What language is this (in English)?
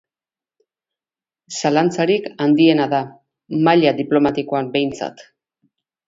Basque